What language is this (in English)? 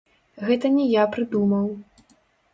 Belarusian